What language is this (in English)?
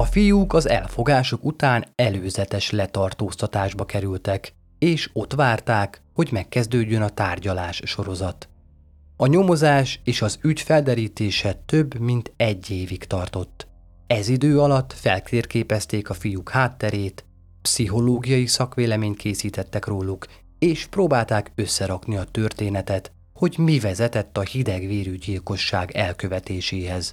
Hungarian